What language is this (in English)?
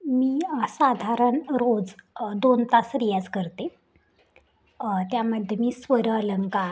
Marathi